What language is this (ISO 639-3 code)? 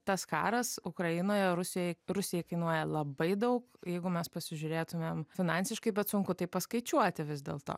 lit